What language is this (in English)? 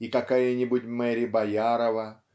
Russian